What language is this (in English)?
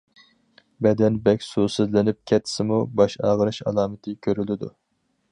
Uyghur